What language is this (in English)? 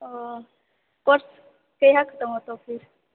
Maithili